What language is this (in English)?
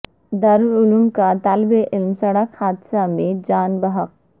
Urdu